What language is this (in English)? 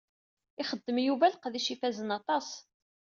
Kabyle